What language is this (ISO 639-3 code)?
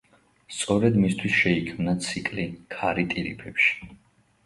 kat